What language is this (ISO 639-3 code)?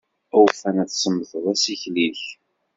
kab